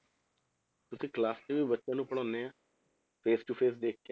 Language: Punjabi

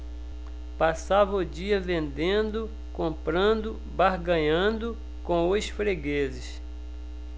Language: Portuguese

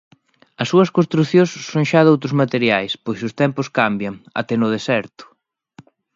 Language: Galician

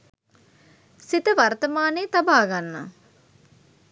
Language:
Sinhala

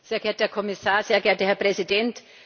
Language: German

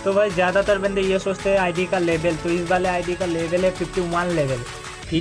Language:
Hindi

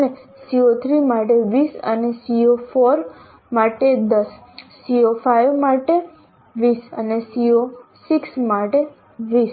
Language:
Gujarati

